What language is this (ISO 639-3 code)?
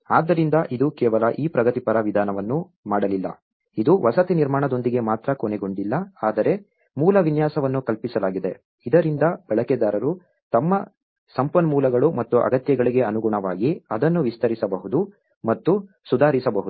kan